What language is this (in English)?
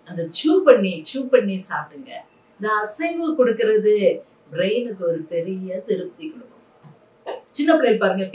Tamil